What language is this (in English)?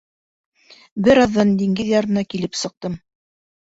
Bashkir